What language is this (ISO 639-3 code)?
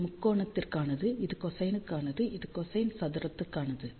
tam